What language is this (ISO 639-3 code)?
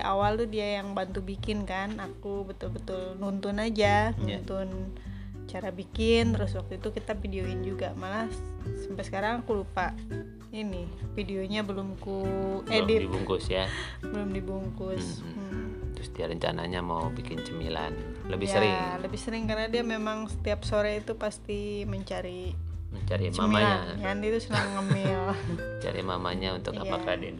ind